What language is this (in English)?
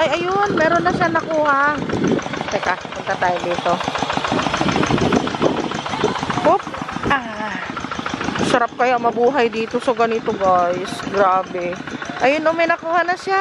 Filipino